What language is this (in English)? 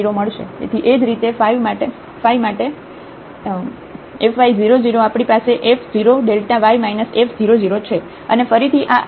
Gujarati